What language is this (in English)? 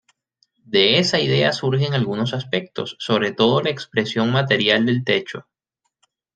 Spanish